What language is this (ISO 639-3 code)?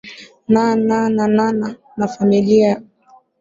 swa